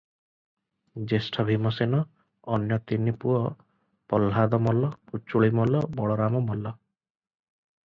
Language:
Odia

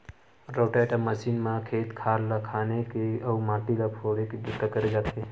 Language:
Chhattisgarhi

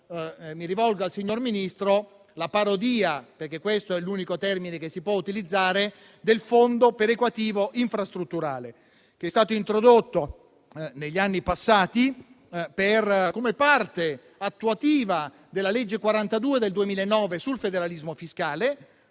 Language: Italian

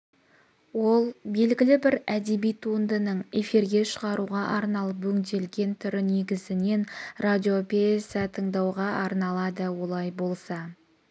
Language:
Kazakh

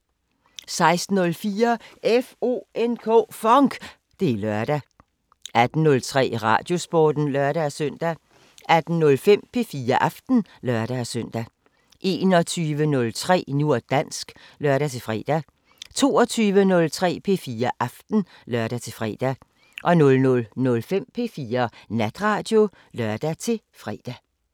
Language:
Danish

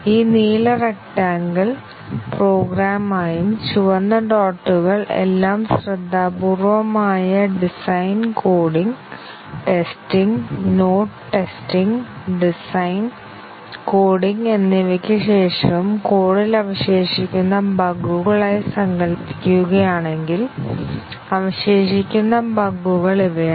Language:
Malayalam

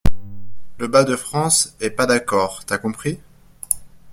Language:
French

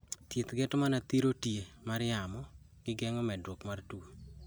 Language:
Luo (Kenya and Tanzania)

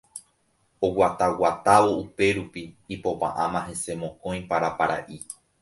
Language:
Guarani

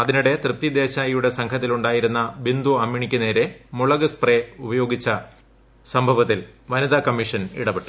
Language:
Malayalam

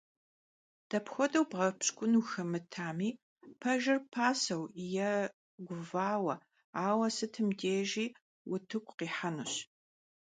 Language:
Kabardian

